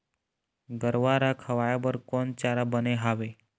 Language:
Chhattisgarhi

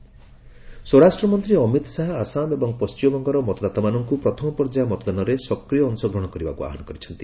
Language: Odia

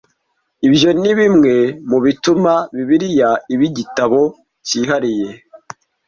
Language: Kinyarwanda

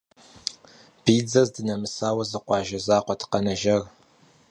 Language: Kabardian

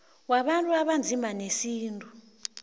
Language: South Ndebele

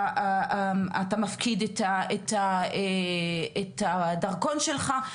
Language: Hebrew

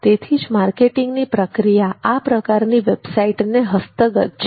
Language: Gujarati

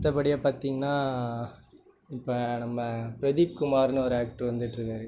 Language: Tamil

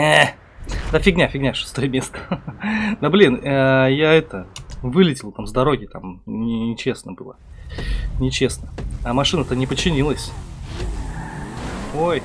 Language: Russian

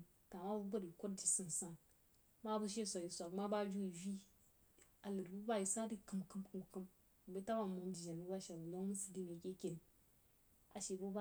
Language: Jiba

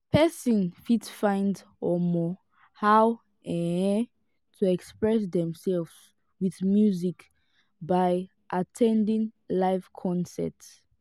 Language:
Nigerian Pidgin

